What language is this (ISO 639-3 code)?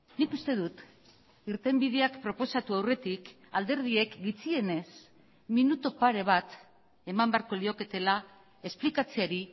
eus